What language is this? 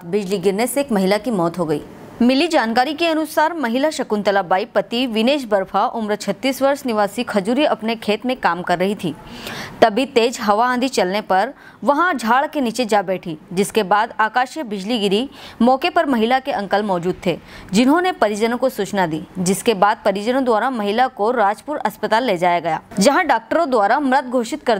Hindi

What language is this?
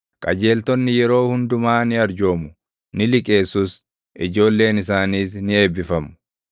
Oromo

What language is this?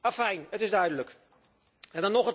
Dutch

